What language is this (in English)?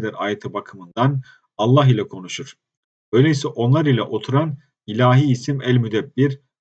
Turkish